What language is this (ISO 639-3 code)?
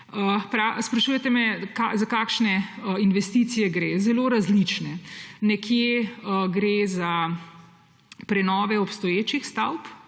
slv